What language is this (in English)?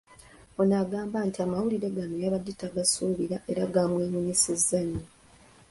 Ganda